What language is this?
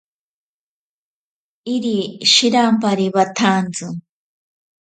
Ashéninka Perené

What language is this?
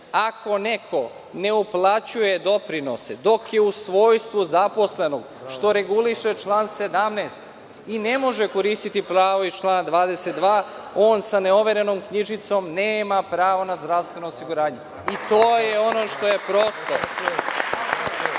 Serbian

